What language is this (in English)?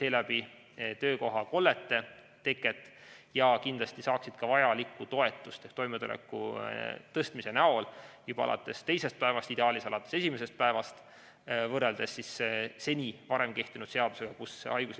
Estonian